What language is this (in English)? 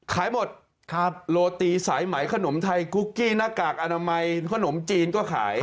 Thai